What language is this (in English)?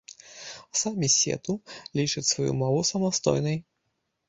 Belarusian